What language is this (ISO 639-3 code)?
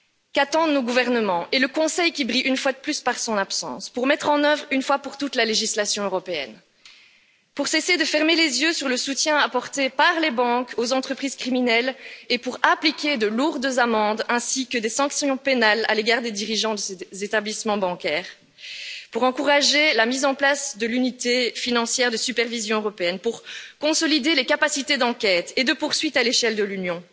fra